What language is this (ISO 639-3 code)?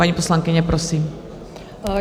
ces